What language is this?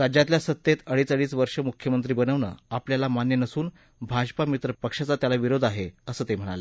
Marathi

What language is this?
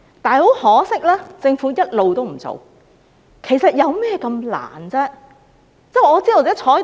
Cantonese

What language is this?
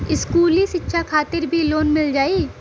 Bhojpuri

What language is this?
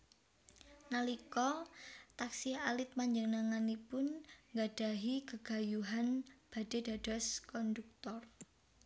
Javanese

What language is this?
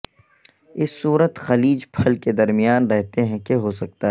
Urdu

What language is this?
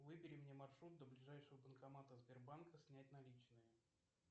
Russian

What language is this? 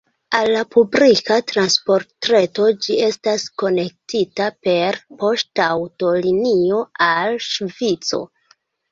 Esperanto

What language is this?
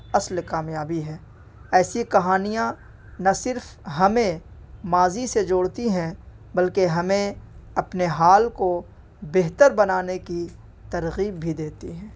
Urdu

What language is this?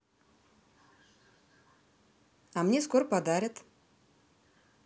Russian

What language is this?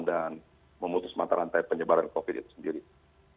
Indonesian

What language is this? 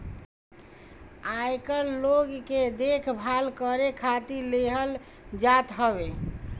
Bhojpuri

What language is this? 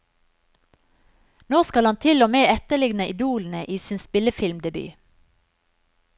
Norwegian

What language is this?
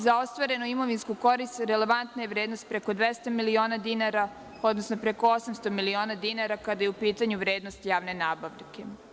Serbian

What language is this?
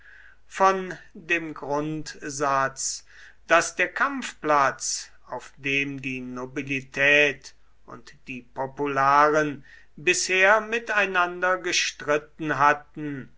German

